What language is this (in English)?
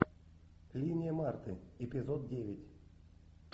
Russian